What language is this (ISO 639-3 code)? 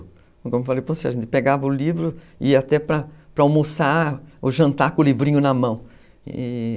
por